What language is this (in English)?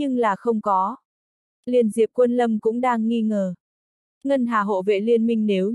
Vietnamese